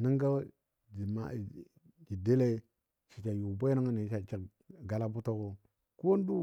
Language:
Dadiya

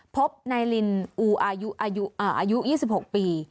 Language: Thai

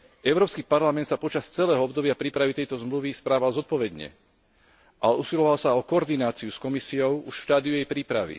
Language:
Slovak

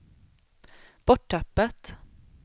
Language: Swedish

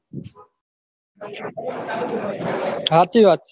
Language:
Gujarati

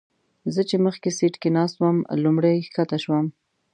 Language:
Pashto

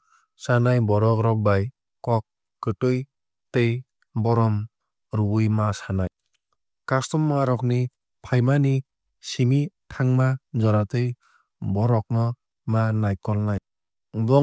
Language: Kok Borok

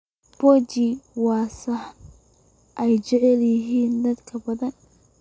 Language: Somali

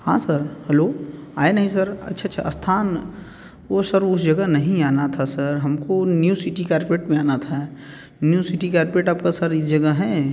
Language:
Hindi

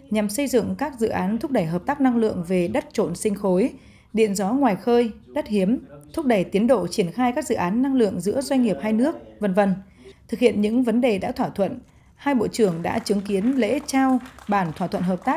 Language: Vietnamese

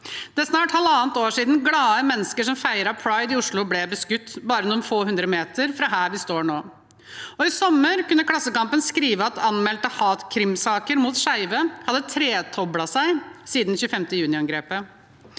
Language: Norwegian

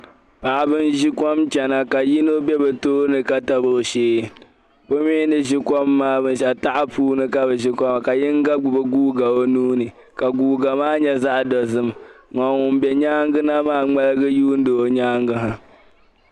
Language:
Dagbani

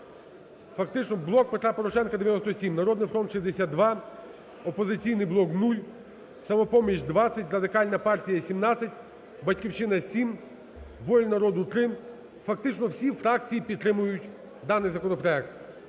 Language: Ukrainian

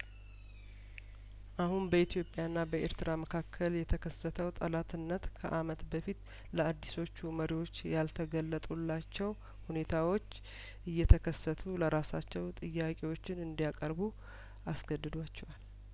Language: Amharic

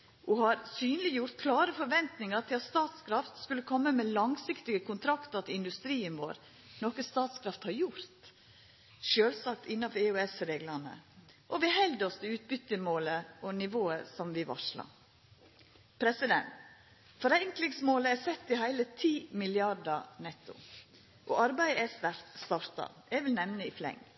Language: Norwegian Nynorsk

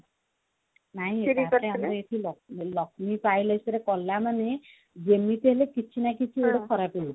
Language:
Odia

